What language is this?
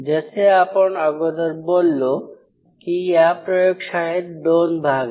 Marathi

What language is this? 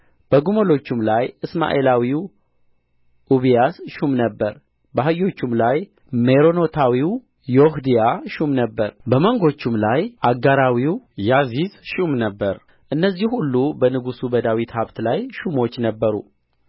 Amharic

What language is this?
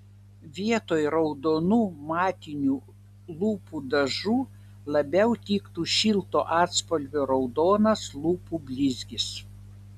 Lithuanian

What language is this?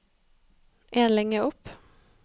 Norwegian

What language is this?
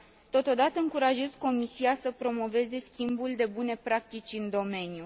Romanian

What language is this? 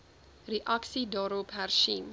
Afrikaans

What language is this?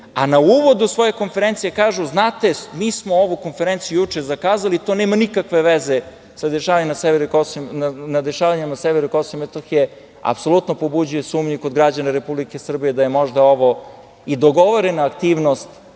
Serbian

